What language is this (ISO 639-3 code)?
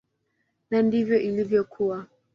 swa